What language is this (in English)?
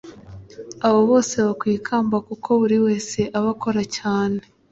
Kinyarwanda